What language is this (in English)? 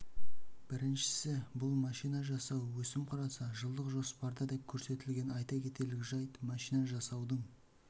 Kazakh